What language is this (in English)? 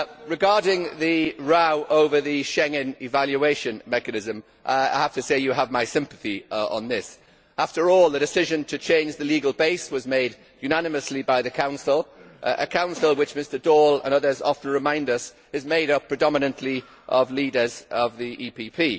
English